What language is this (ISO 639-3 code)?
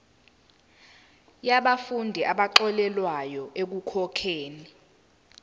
zul